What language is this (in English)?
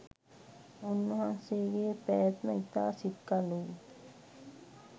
Sinhala